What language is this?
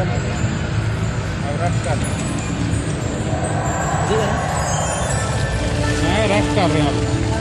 Urdu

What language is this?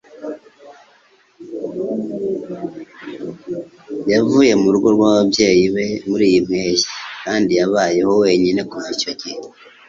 Kinyarwanda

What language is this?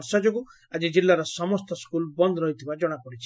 Odia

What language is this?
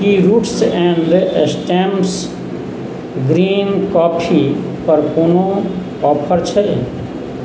Maithili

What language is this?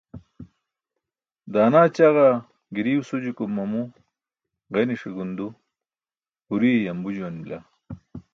Burushaski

